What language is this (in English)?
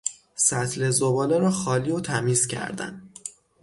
Persian